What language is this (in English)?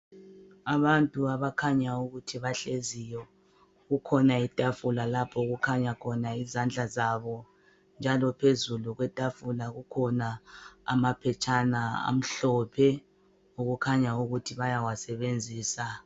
North Ndebele